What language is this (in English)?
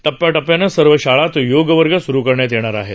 Marathi